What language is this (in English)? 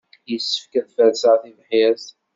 Kabyle